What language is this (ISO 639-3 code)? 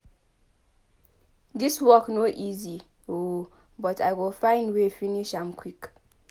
pcm